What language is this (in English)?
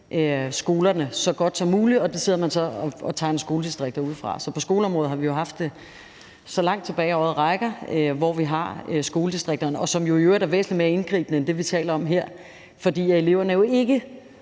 Danish